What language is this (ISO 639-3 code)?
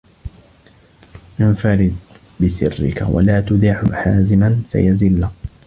ara